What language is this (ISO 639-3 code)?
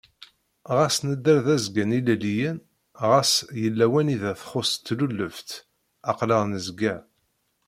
kab